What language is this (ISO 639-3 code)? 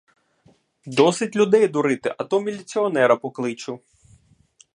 ukr